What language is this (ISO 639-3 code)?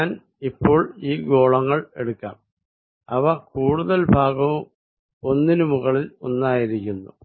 mal